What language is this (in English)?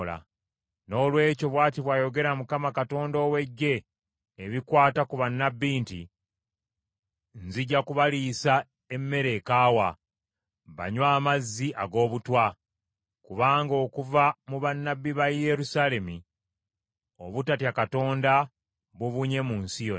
Ganda